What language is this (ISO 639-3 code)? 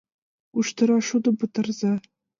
chm